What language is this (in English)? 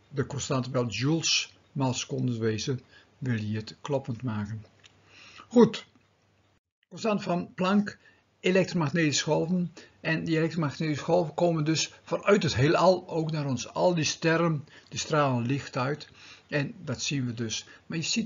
Dutch